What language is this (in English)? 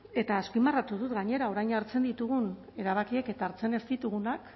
Basque